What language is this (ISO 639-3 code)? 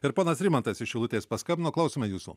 lit